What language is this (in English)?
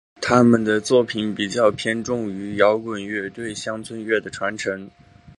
Chinese